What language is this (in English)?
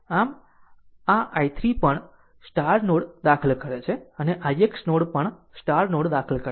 Gujarati